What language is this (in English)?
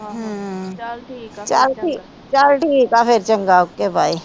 Punjabi